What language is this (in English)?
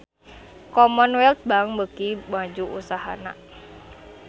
Sundanese